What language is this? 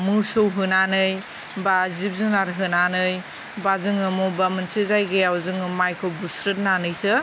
Bodo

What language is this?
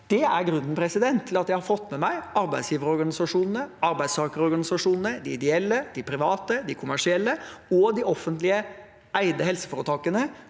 Norwegian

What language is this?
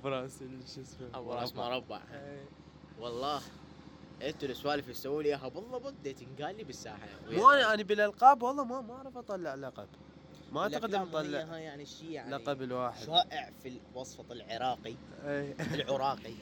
Arabic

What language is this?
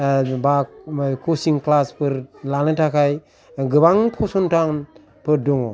Bodo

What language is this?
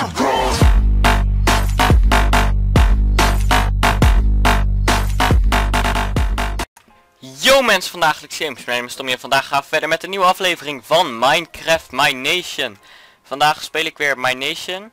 Dutch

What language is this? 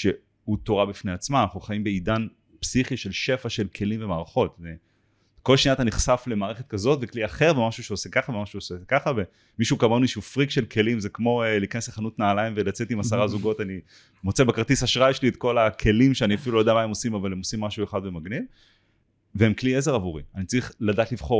Hebrew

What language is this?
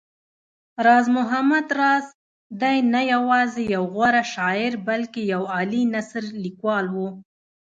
Pashto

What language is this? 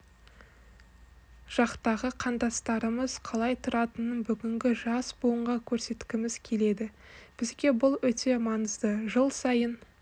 Kazakh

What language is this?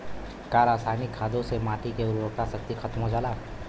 Bhojpuri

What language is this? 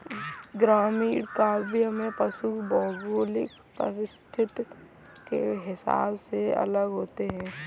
Hindi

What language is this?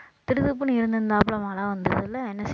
Tamil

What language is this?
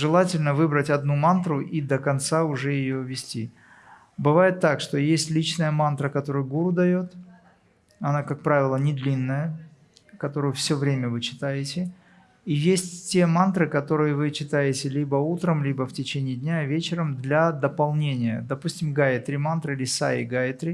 Russian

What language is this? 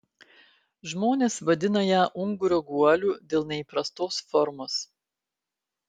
Lithuanian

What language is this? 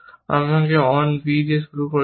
Bangla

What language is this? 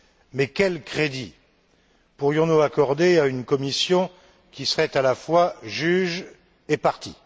French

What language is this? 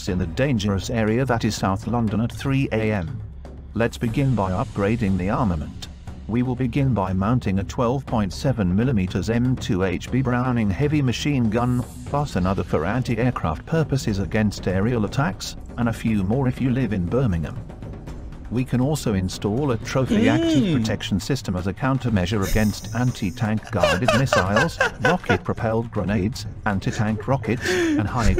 Portuguese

